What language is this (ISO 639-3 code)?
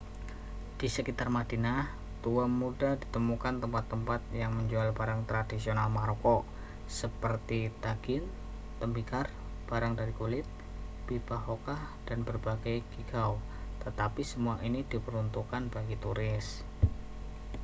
ind